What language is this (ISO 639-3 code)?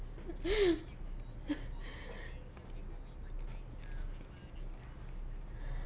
eng